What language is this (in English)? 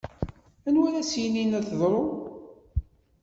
Kabyle